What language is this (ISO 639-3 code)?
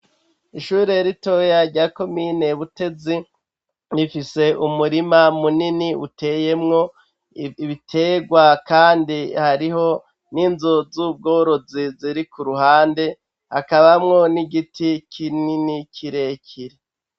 run